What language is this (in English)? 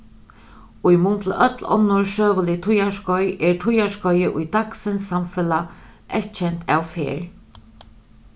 Faroese